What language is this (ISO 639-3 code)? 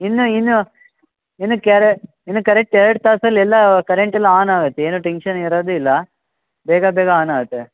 kan